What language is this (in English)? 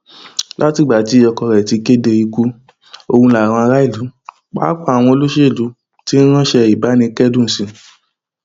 Yoruba